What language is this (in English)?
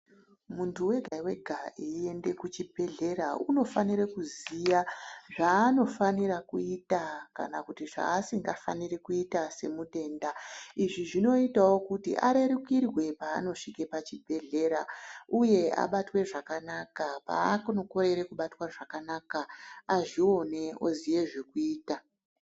Ndau